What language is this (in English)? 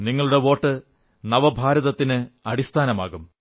Malayalam